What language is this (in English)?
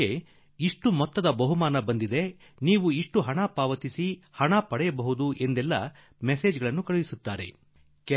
Kannada